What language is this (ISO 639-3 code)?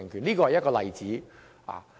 yue